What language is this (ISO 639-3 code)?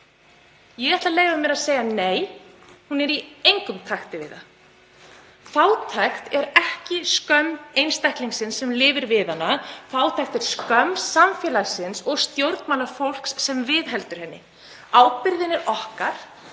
isl